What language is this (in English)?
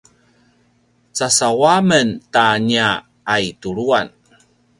Paiwan